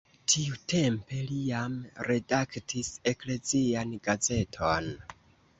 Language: Esperanto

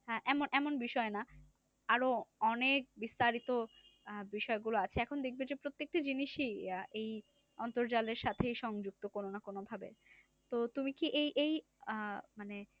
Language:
Bangla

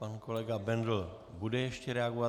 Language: Czech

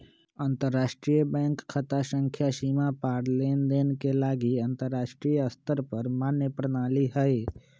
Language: Magahi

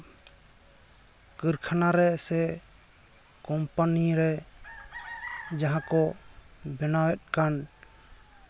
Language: Santali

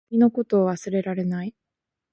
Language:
Japanese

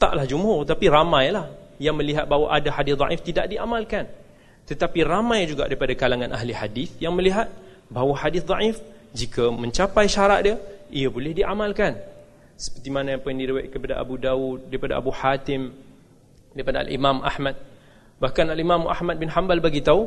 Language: Malay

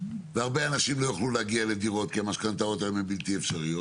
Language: Hebrew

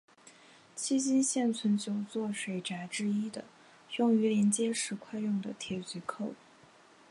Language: Chinese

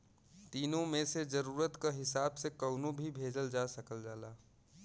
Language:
Bhojpuri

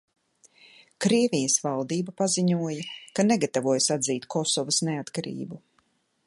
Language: Latvian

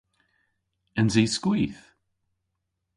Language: Cornish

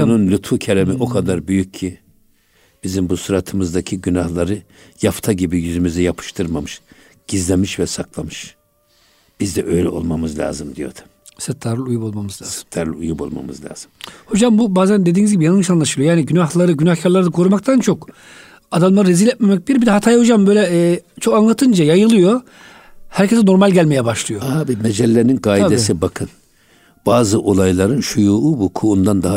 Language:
Turkish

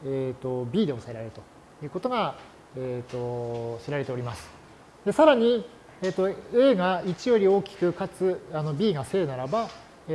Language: Japanese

